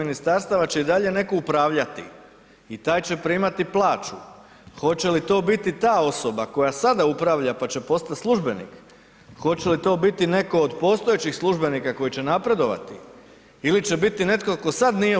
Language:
Croatian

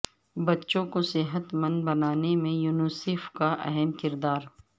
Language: Urdu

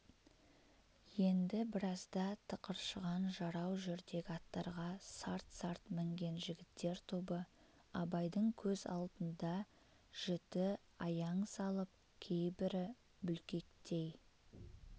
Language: Kazakh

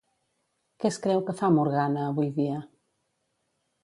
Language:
Catalan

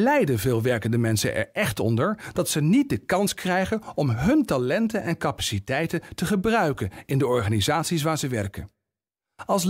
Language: Dutch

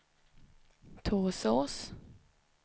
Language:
Swedish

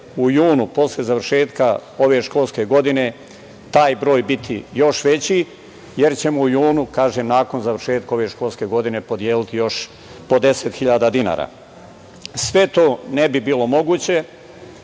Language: Serbian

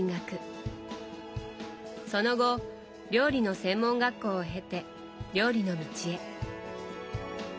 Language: Japanese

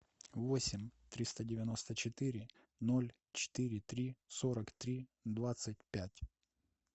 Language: Russian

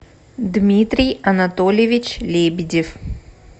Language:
Russian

